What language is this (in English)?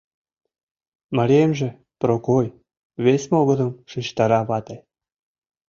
Mari